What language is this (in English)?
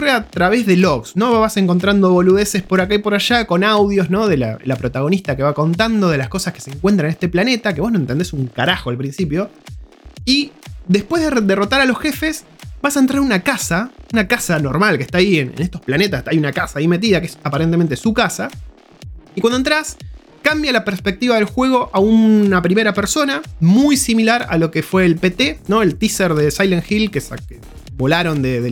Spanish